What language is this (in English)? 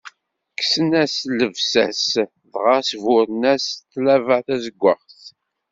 Kabyle